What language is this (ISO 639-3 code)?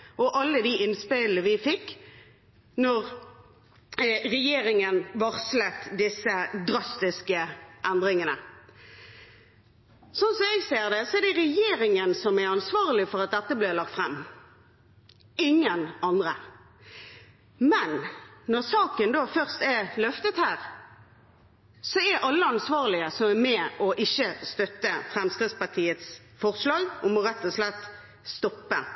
nob